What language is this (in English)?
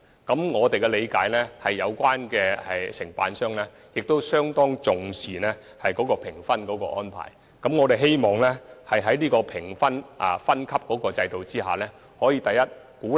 Cantonese